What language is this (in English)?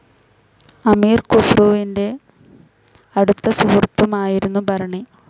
Malayalam